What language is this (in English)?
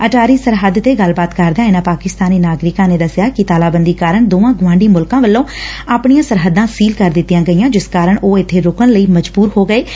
Punjabi